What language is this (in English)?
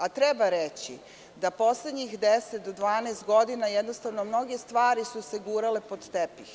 Serbian